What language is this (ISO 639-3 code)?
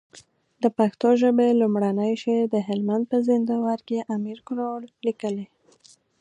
pus